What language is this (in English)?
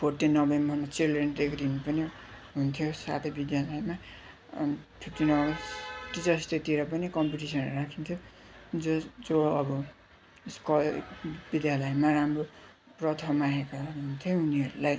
Nepali